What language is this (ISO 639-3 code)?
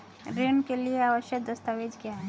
hin